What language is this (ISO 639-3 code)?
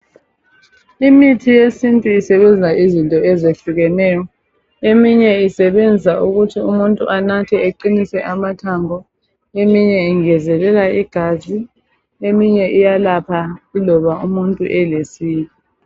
nde